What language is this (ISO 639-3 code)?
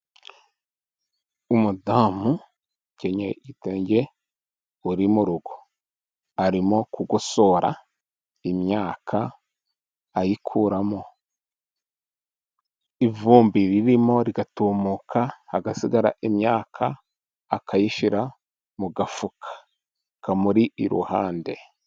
kin